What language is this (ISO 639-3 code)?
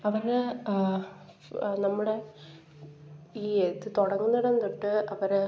mal